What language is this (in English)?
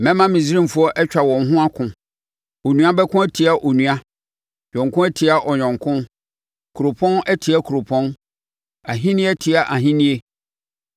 Akan